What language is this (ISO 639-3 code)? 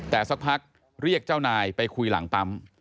tha